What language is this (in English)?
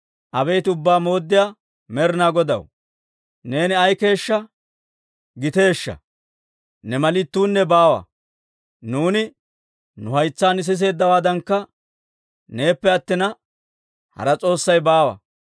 Dawro